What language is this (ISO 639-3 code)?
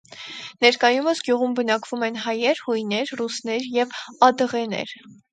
hye